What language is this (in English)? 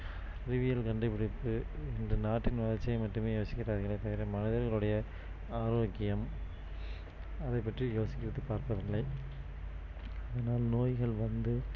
Tamil